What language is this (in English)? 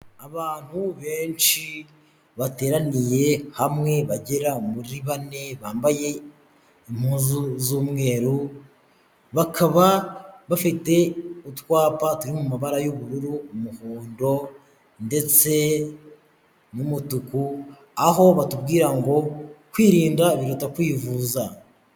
Kinyarwanda